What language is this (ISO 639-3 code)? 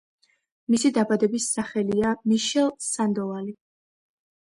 kat